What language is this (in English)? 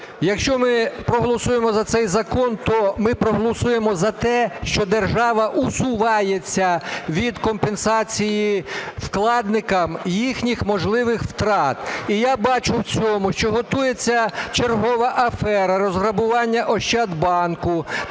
Ukrainian